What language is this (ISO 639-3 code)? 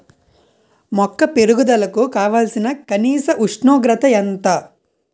tel